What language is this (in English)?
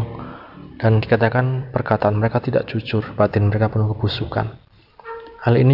Indonesian